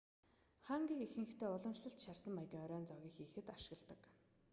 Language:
Mongolian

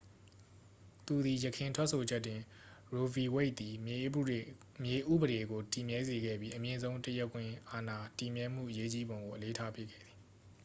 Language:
Burmese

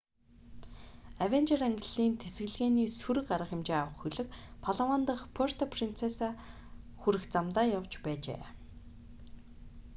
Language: Mongolian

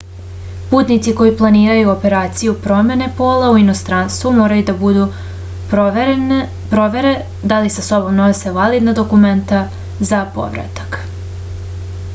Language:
Serbian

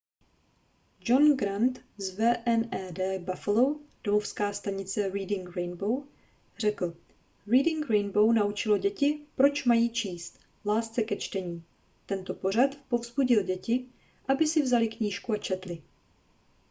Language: Czech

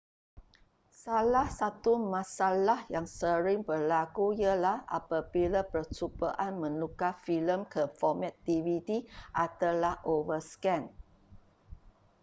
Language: Malay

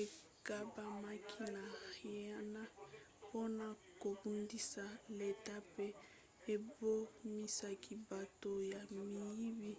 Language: Lingala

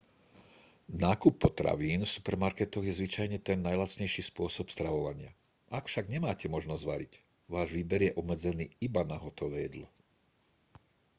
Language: Slovak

